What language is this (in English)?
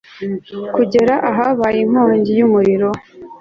Kinyarwanda